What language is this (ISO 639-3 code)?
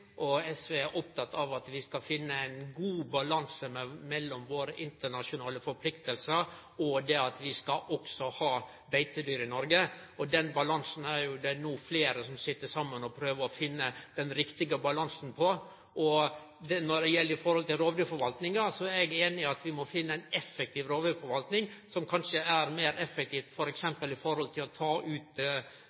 nno